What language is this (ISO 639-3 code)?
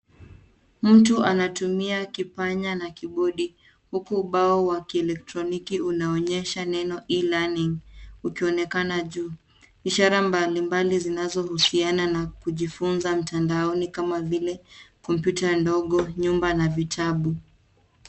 swa